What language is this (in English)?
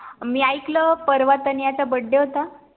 Marathi